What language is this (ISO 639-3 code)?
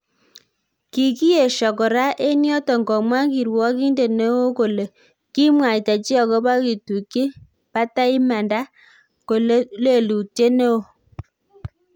kln